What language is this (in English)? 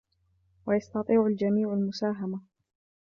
Arabic